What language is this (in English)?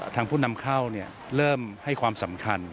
Thai